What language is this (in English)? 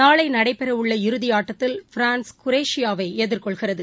Tamil